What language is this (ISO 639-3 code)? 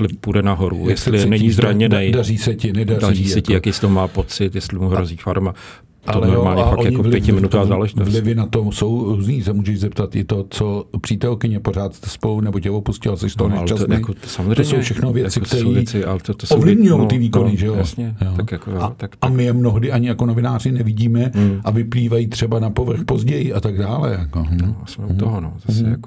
ces